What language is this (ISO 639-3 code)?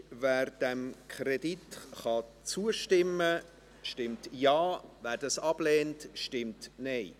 gsw